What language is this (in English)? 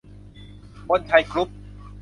Thai